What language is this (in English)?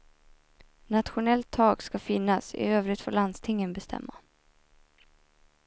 Swedish